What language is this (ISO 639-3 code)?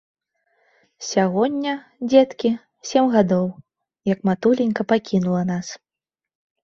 bel